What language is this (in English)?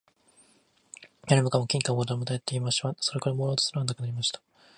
Japanese